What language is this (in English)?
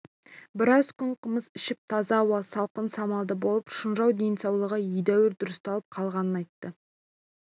Kazakh